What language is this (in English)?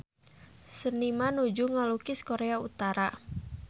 Sundanese